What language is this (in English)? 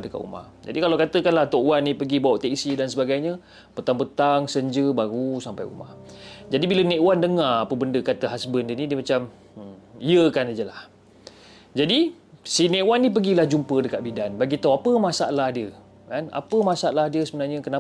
Malay